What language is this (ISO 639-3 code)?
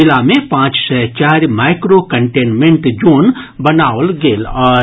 mai